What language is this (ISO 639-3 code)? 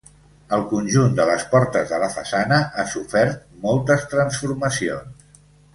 cat